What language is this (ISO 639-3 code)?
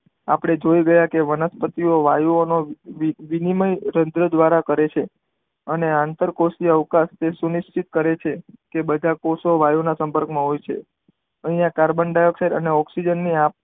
guj